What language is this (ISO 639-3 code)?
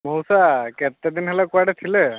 ori